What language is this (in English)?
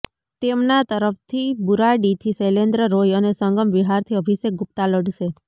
Gujarati